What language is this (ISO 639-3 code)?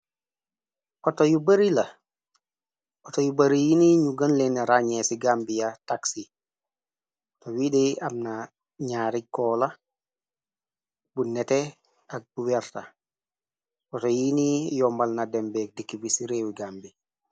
wol